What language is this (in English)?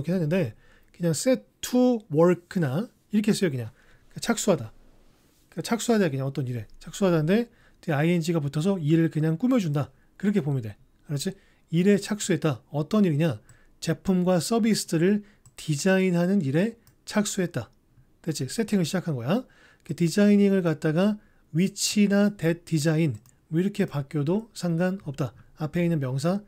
Korean